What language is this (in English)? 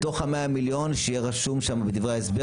Hebrew